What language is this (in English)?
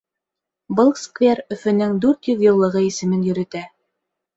Bashkir